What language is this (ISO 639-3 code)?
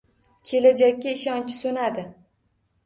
uzb